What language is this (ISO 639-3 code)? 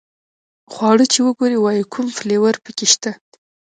pus